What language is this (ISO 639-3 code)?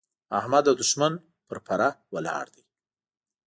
pus